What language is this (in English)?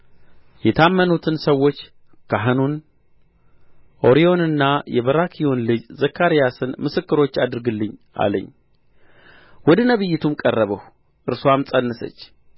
Amharic